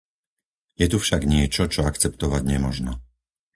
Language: Slovak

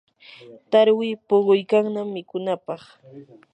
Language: Yanahuanca Pasco Quechua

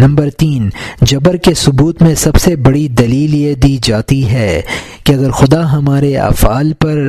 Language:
Urdu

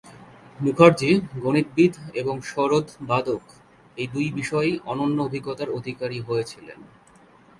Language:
Bangla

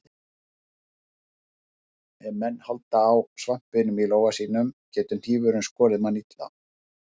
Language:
Icelandic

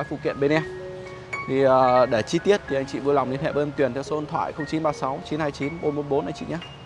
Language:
Vietnamese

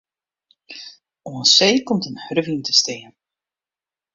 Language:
Western Frisian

